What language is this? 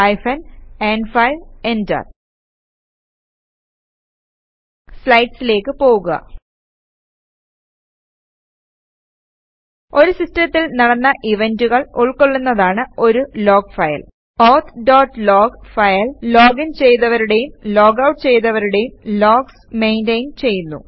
Malayalam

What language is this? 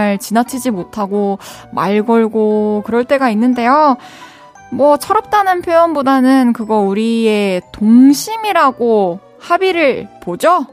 Korean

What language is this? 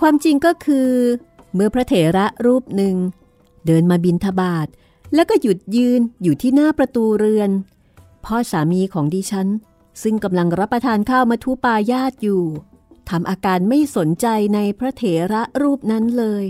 Thai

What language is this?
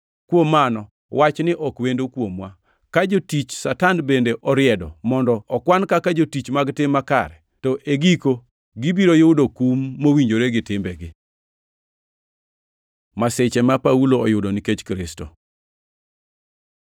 Luo (Kenya and Tanzania)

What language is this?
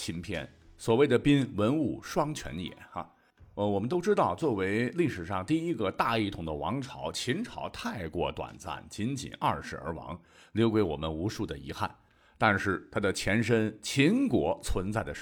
Chinese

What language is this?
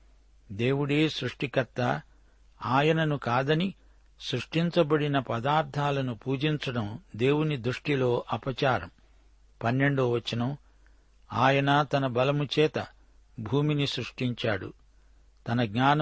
Telugu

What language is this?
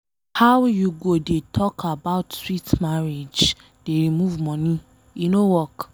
Nigerian Pidgin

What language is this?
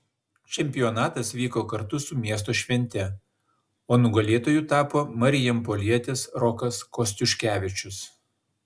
Lithuanian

